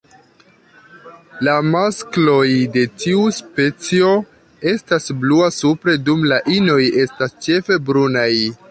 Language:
Esperanto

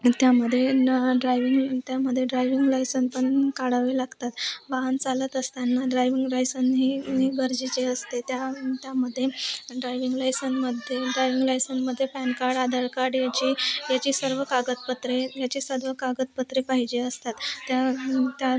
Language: Marathi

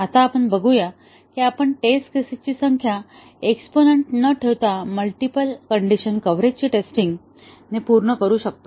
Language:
Marathi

